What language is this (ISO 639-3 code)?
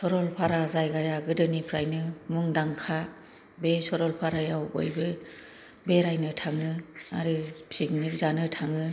brx